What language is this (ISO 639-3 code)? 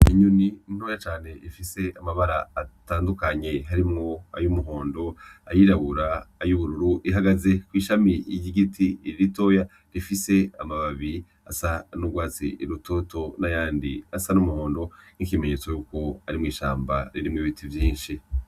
run